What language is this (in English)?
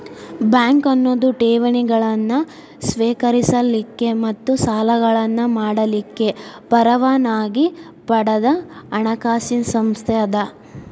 Kannada